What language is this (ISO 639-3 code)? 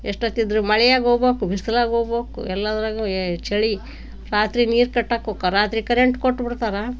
kan